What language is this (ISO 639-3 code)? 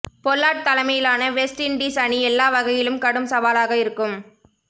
tam